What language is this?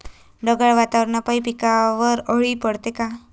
Marathi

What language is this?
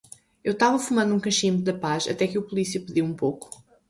Portuguese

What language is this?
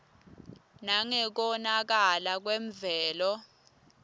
Swati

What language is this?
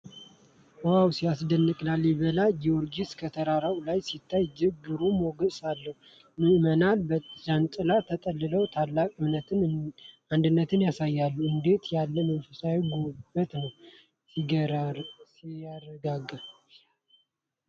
Amharic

